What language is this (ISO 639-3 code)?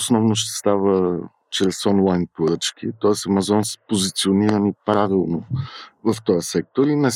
bul